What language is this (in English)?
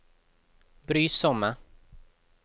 Norwegian